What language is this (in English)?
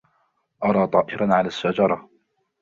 Arabic